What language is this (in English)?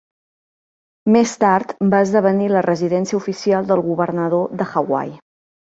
Catalan